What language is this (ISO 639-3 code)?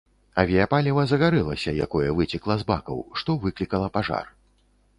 bel